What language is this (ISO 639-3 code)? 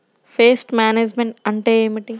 tel